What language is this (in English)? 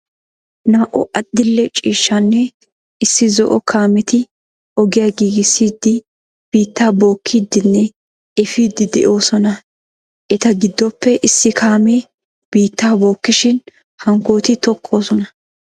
Wolaytta